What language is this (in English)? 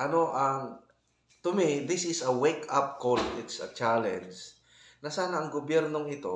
Filipino